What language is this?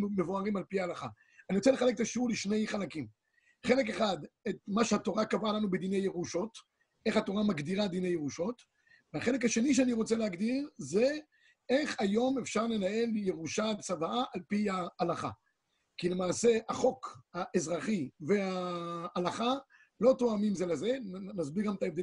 Hebrew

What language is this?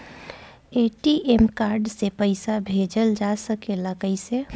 Bhojpuri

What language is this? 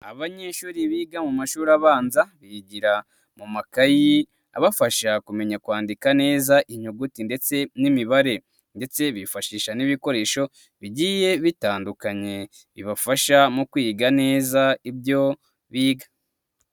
Kinyarwanda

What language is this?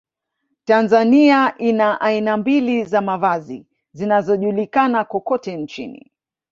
Swahili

